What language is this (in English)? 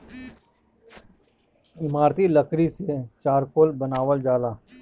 Bhojpuri